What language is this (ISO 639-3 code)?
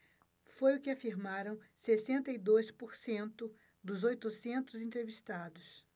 por